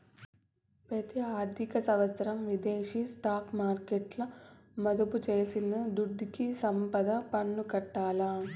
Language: Telugu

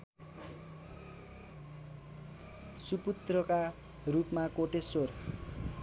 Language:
Nepali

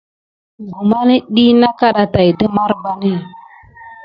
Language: Gidar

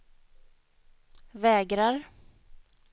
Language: Swedish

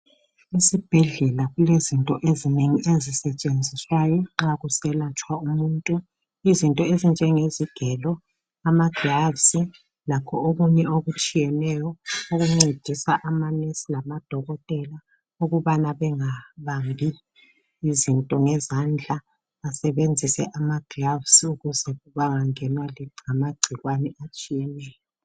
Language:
North Ndebele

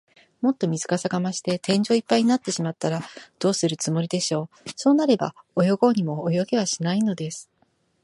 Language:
Japanese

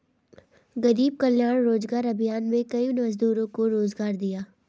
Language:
Hindi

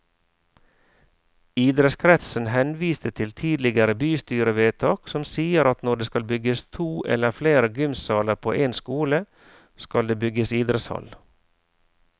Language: Norwegian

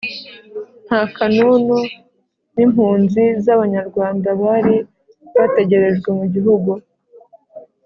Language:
Kinyarwanda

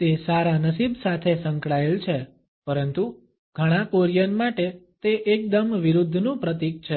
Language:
Gujarati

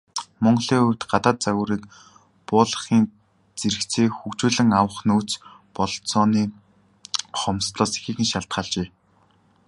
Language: Mongolian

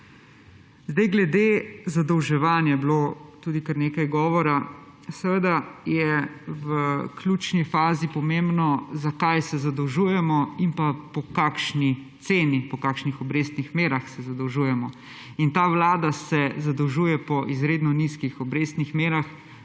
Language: Slovenian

